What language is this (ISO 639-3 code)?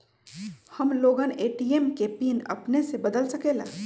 mag